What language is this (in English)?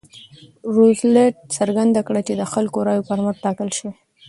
Pashto